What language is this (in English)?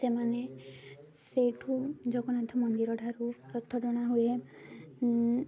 Odia